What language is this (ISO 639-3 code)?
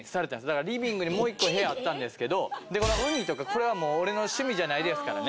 jpn